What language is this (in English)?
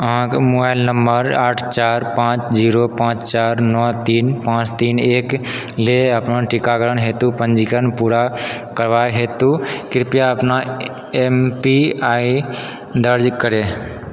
Maithili